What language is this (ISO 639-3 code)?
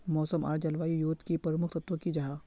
mag